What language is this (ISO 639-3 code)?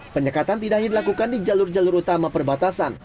ind